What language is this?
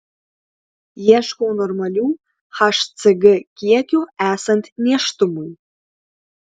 Lithuanian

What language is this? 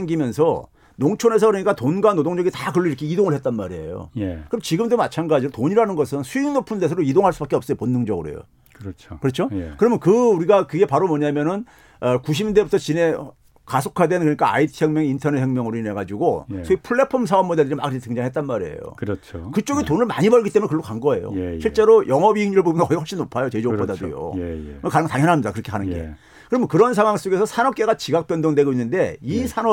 Korean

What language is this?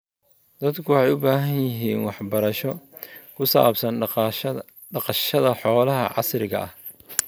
Somali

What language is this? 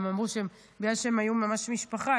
Hebrew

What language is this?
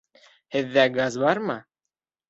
Bashkir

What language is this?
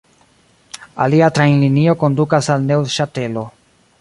Esperanto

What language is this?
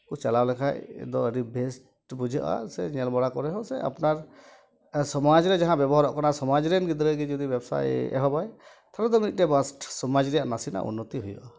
Santali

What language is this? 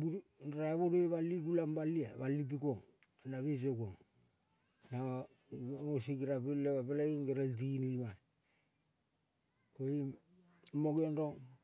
Kol (Papua New Guinea)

